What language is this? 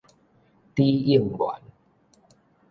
Min Nan Chinese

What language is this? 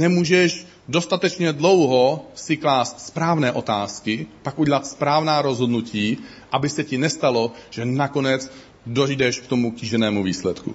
Czech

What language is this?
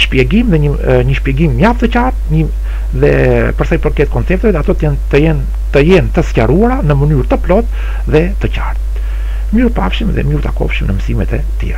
Romanian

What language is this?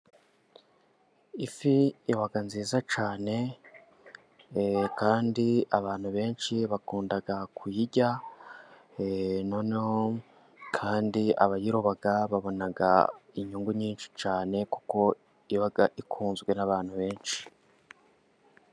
Kinyarwanda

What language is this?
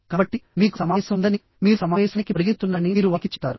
Telugu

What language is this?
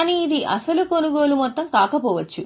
Telugu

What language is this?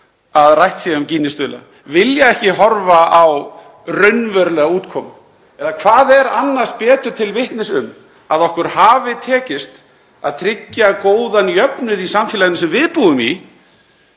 Icelandic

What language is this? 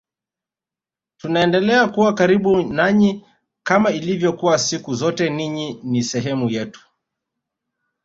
Swahili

